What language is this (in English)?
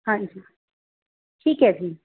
Punjabi